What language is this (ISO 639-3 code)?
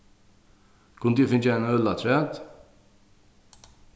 fao